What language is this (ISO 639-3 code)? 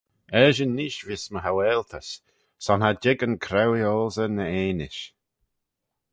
glv